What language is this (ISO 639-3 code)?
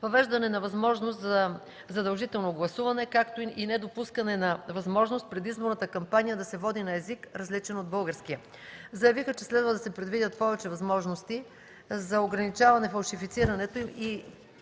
bul